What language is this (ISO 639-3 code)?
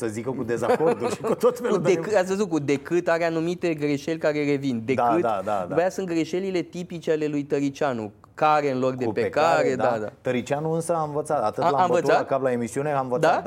ron